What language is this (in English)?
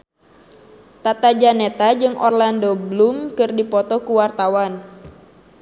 Sundanese